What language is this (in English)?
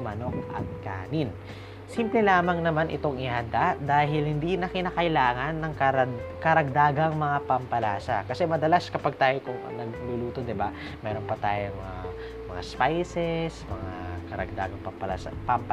Filipino